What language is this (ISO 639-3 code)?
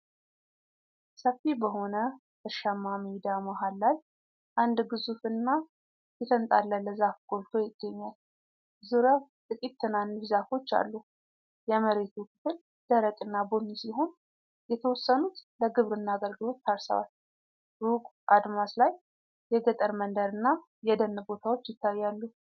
amh